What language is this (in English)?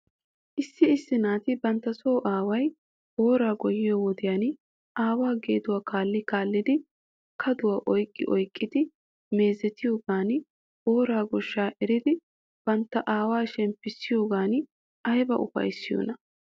Wolaytta